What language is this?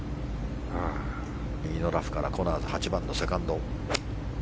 Japanese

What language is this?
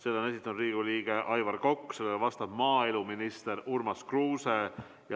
Estonian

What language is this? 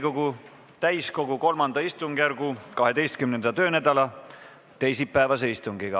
Estonian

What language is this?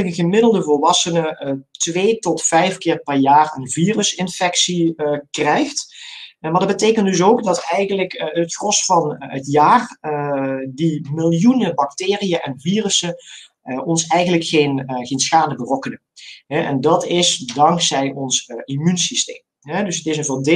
Dutch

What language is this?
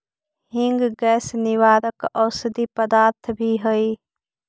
Magahi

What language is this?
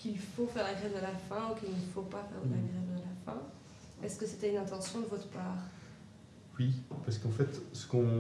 French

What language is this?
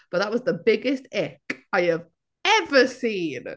English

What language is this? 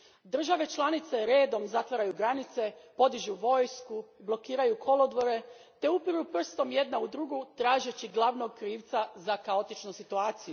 Croatian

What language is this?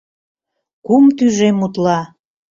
Mari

